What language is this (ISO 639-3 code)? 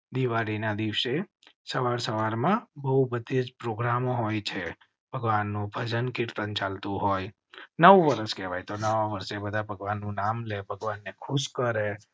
guj